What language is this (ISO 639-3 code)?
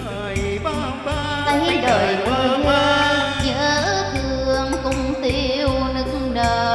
vie